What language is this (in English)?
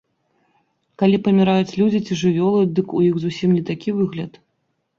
Belarusian